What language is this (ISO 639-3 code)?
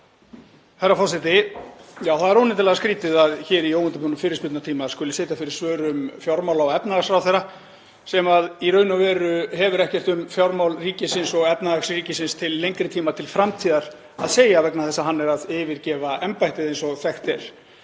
isl